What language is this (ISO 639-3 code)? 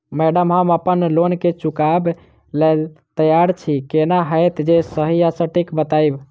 mai